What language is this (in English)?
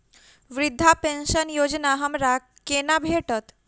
Maithili